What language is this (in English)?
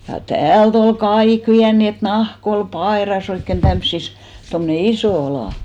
Finnish